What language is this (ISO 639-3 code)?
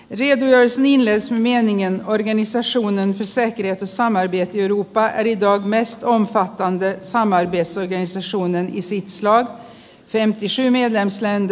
fin